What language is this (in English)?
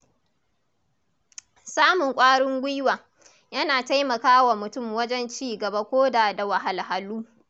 Hausa